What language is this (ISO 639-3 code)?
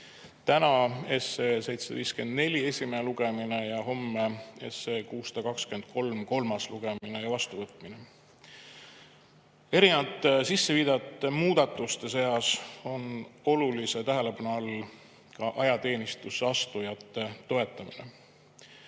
est